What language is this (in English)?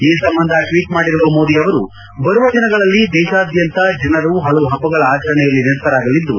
Kannada